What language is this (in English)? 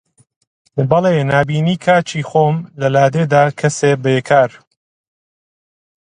Central Kurdish